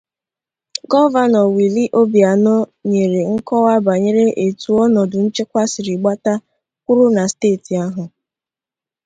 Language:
Igbo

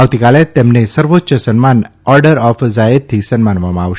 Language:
Gujarati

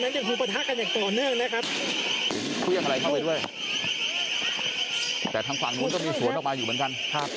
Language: Thai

